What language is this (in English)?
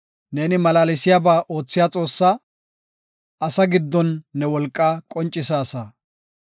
Gofa